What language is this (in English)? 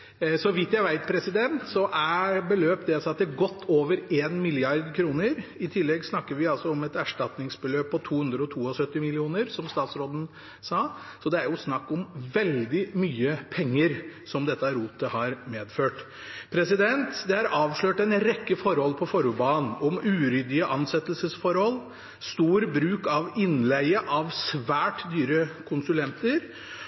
Norwegian Bokmål